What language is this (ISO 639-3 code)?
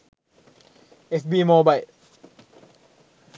sin